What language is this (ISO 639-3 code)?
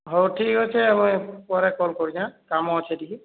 ori